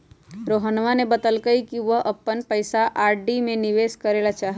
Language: Magahi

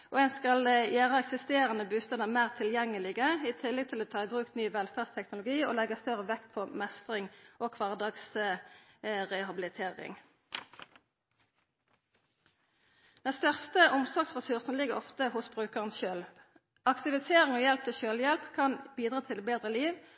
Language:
Norwegian Nynorsk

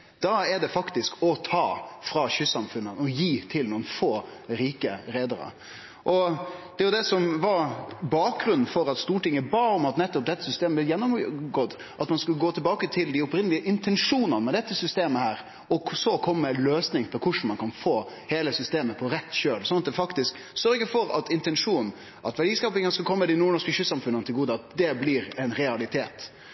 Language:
Norwegian Nynorsk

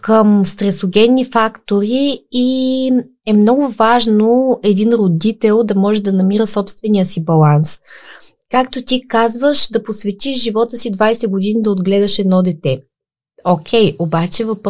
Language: Bulgarian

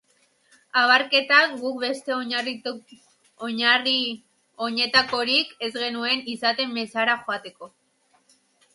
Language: Basque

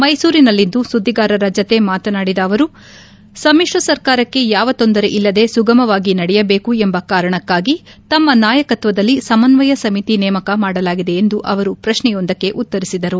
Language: Kannada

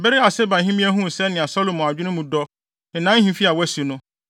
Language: Akan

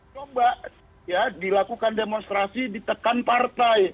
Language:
Indonesian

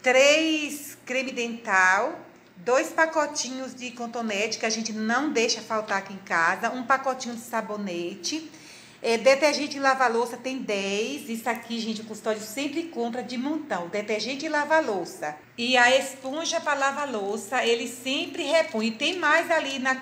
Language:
Portuguese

